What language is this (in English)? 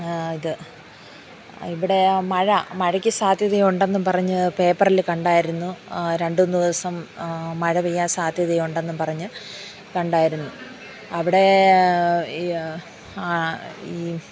Malayalam